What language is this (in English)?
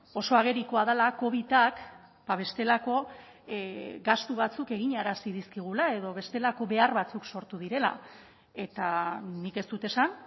Basque